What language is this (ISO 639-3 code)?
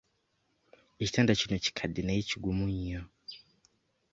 lug